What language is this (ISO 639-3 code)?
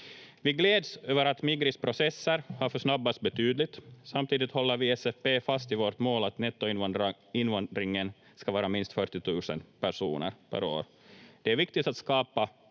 fin